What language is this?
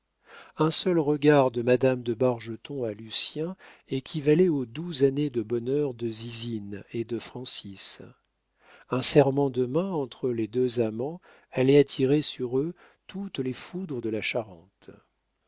French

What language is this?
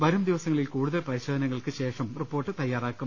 Malayalam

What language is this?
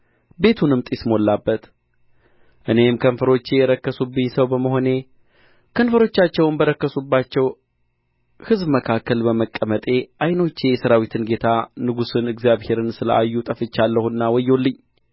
Amharic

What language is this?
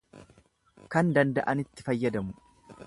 Oromo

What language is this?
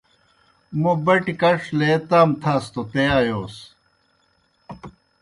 Kohistani Shina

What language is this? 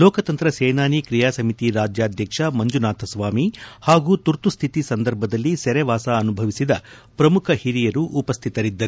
Kannada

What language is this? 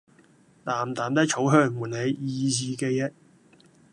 Cantonese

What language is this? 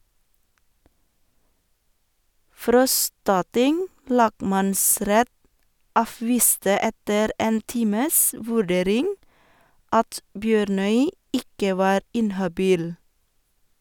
Norwegian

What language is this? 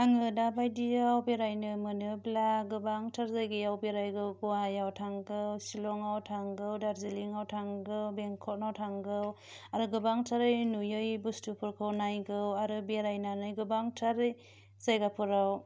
Bodo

